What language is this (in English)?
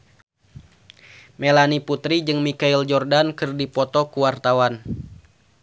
Sundanese